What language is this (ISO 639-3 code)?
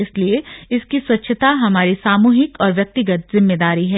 hin